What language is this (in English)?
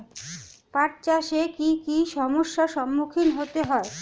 Bangla